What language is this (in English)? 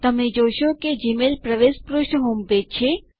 Gujarati